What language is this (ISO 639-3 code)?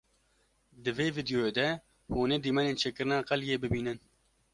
kur